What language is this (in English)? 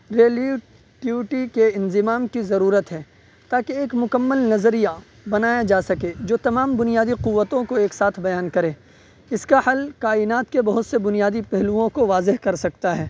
Urdu